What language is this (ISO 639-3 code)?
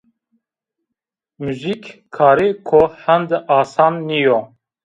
zza